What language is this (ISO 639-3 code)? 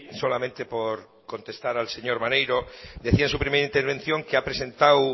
spa